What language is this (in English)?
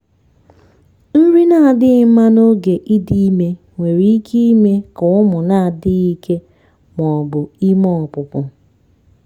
Igbo